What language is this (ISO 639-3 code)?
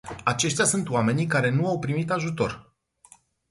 ron